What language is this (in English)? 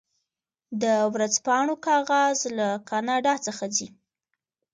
Pashto